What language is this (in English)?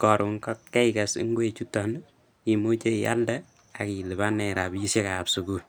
Kalenjin